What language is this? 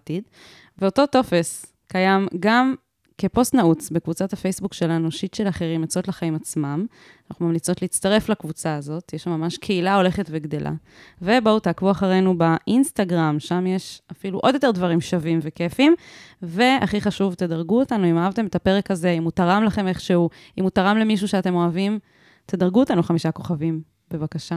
Hebrew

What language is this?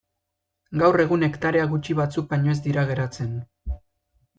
Basque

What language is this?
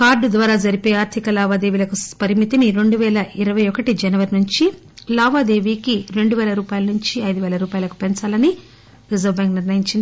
Telugu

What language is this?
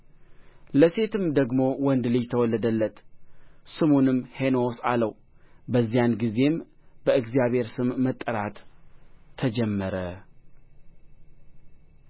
Amharic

